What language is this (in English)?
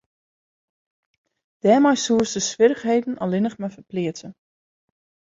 Western Frisian